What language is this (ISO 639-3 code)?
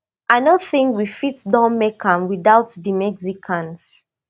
pcm